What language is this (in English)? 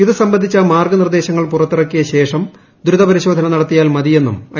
Malayalam